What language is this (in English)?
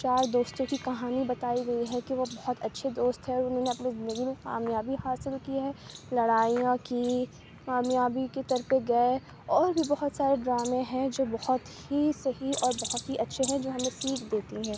Urdu